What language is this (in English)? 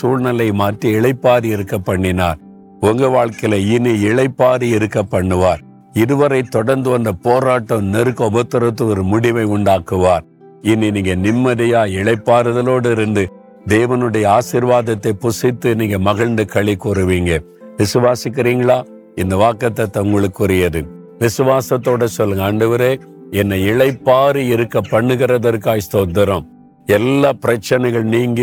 Tamil